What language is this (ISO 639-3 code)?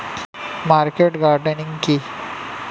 ben